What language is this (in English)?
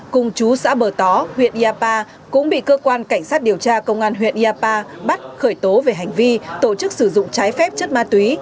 Vietnamese